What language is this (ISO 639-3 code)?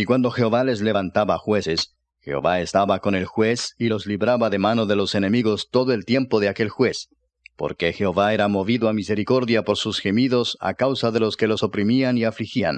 spa